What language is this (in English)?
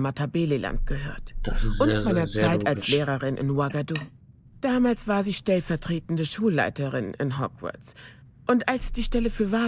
German